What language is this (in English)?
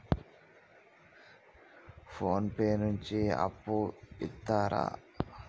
Telugu